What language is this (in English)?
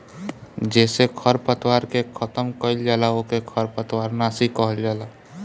Bhojpuri